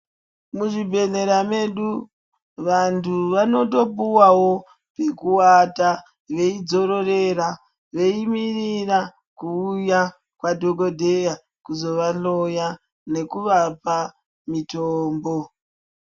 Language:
Ndau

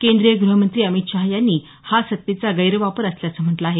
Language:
Marathi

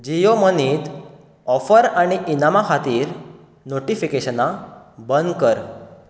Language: Konkani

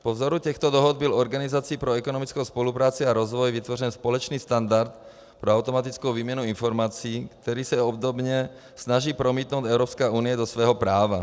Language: Czech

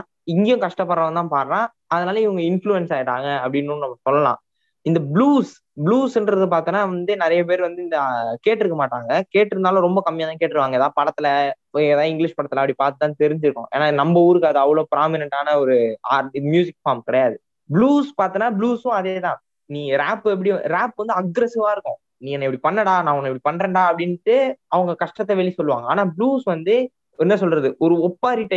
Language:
Tamil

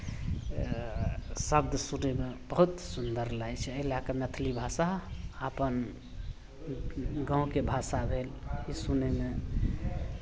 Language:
Maithili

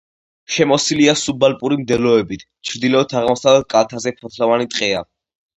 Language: Georgian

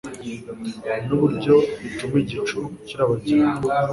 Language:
Kinyarwanda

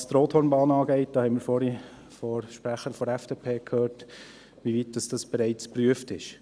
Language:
Swiss German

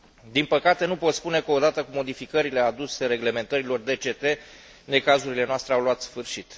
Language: Romanian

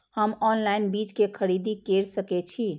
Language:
Maithili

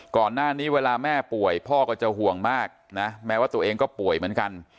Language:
Thai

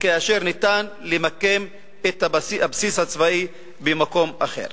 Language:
Hebrew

